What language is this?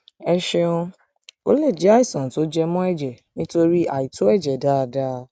Yoruba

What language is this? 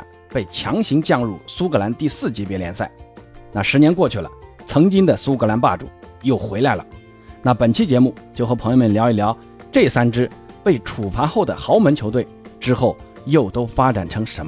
Chinese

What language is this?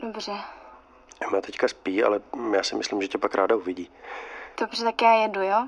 Czech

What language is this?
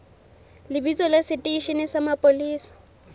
Southern Sotho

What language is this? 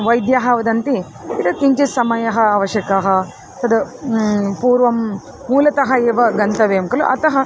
Sanskrit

